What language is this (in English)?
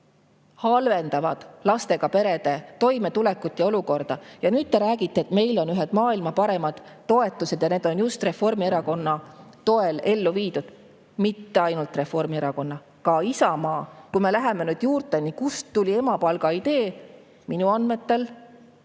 Estonian